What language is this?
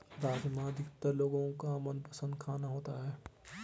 Hindi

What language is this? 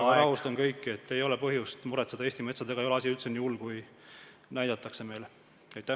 Estonian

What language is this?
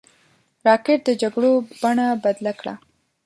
Pashto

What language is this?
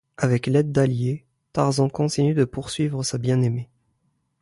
French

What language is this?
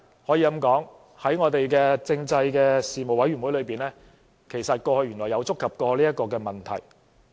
Cantonese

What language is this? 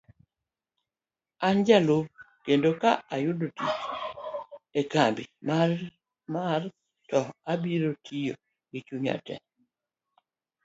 Luo (Kenya and Tanzania)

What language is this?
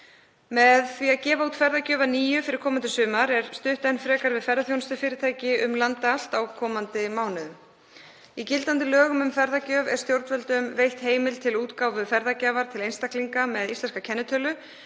Icelandic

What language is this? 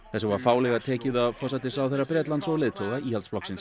Icelandic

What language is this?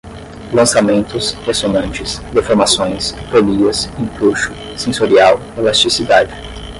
Portuguese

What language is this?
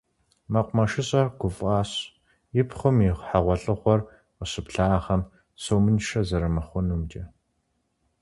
Kabardian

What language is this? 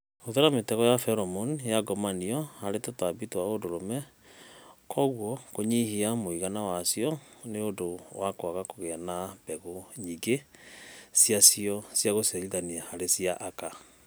Kikuyu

